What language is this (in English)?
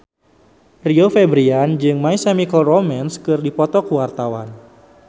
Sundanese